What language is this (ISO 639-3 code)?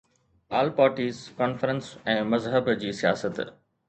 snd